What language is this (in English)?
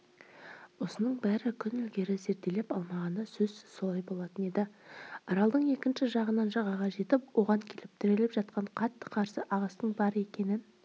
Kazakh